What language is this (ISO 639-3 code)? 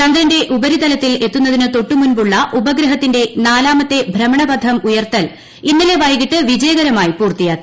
mal